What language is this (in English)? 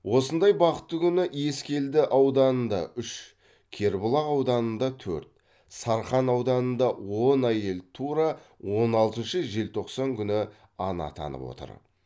Kazakh